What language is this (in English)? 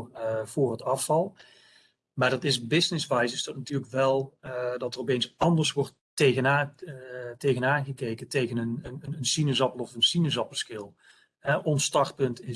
Dutch